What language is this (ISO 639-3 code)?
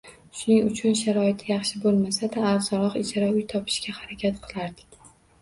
uzb